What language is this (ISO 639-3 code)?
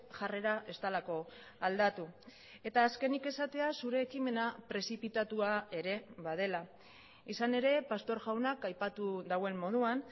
eus